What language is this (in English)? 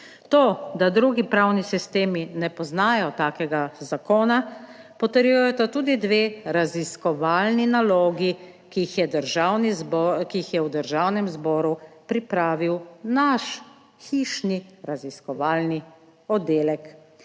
Slovenian